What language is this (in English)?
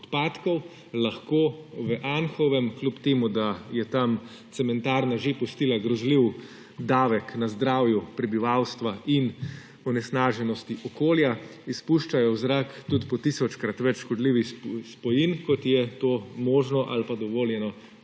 Slovenian